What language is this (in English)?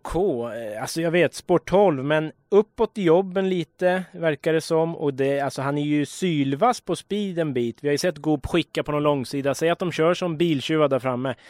Swedish